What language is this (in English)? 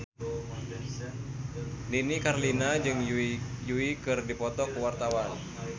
Sundanese